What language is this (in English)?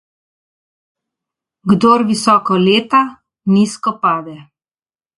Slovenian